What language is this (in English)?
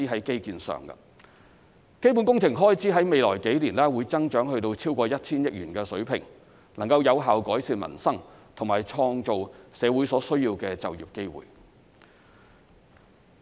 Cantonese